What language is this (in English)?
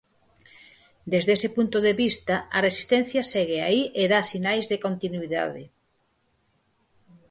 Galician